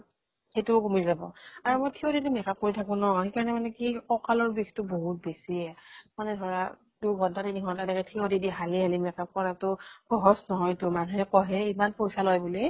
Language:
Assamese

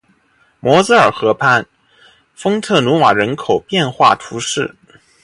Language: Chinese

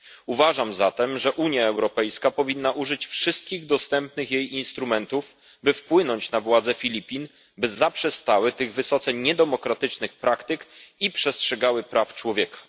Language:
Polish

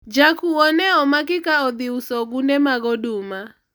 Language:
Luo (Kenya and Tanzania)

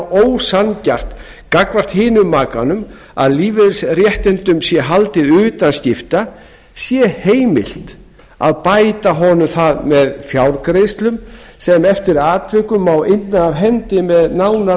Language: Icelandic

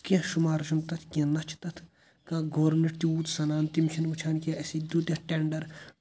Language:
Kashmiri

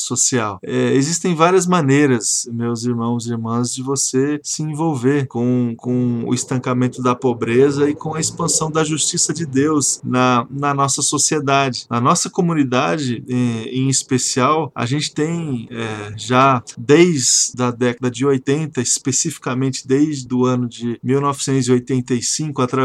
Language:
Portuguese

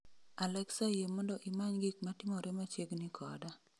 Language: Luo (Kenya and Tanzania)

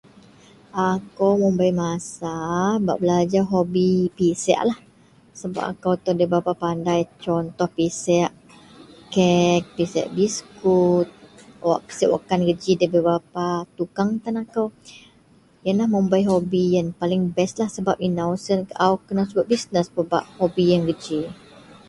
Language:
Central Melanau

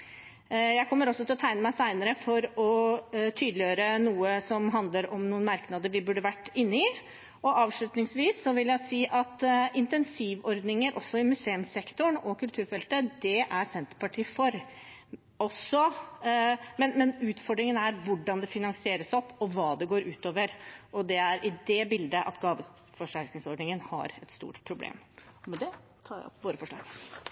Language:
Norwegian Bokmål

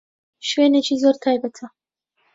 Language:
Central Kurdish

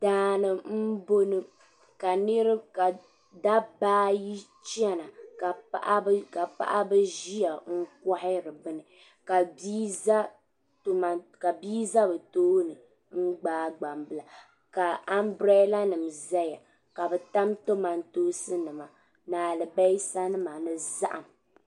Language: Dagbani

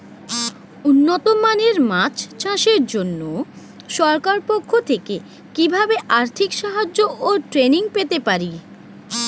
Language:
Bangla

